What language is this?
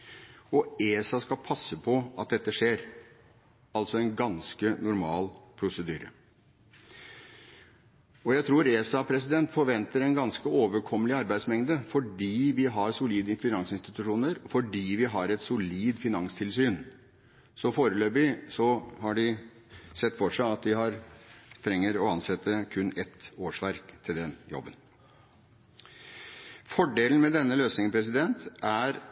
Norwegian Bokmål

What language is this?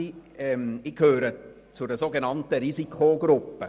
Swiss German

